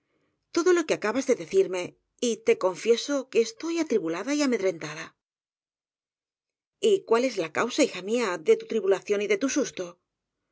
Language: Spanish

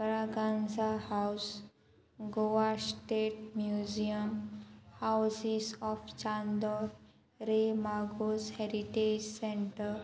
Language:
Konkani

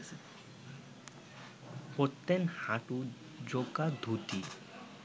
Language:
Bangla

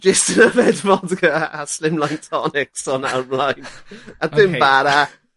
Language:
Welsh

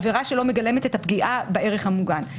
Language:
Hebrew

